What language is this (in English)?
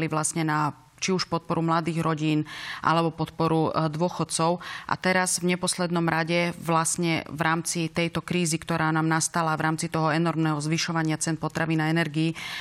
Slovak